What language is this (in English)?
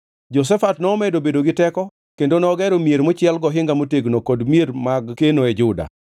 Luo (Kenya and Tanzania)